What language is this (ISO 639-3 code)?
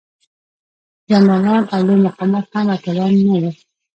pus